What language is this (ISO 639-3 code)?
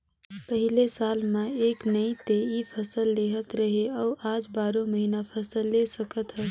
hne